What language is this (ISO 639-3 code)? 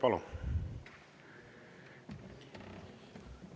est